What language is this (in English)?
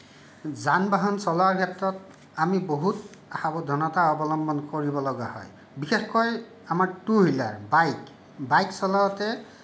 Assamese